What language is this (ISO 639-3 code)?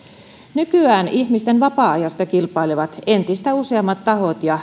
fin